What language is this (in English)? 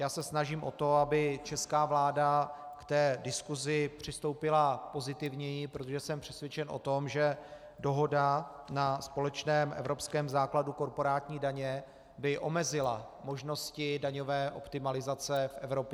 Czech